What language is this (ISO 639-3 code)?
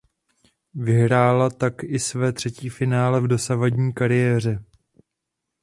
ces